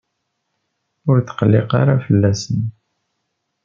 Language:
Kabyle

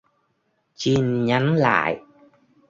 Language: Vietnamese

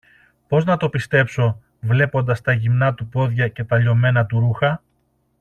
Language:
Greek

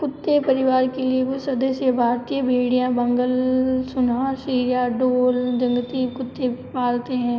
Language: Hindi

